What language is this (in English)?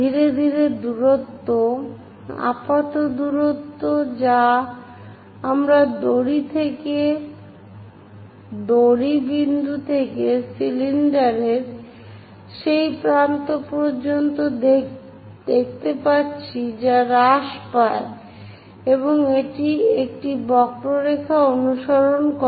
Bangla